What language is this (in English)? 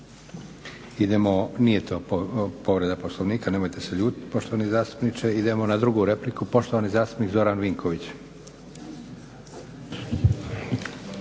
Croatian